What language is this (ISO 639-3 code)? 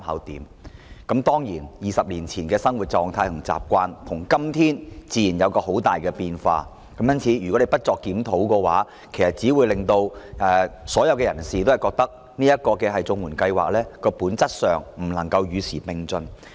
yue